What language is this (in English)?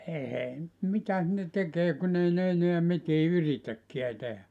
Finnish